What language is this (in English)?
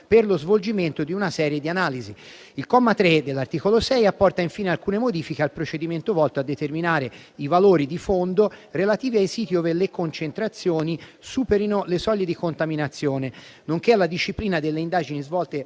Italian